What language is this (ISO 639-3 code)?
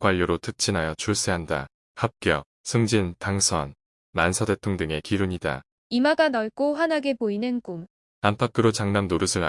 kor